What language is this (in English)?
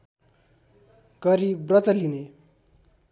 Nepali